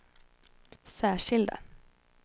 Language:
Swedish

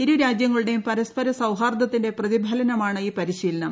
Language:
Malayalam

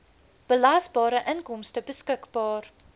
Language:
Afrikaans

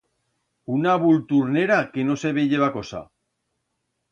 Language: Aragonese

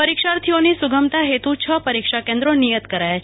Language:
Gujarati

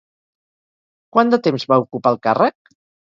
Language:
Catalan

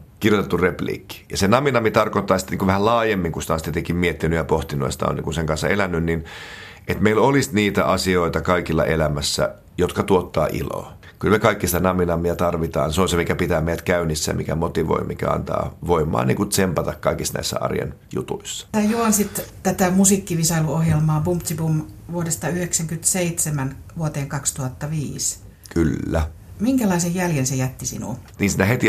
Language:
Finnish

